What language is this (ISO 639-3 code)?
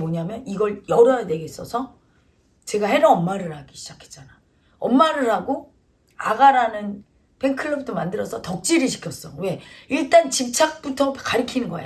kor